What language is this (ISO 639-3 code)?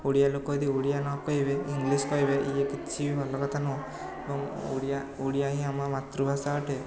ori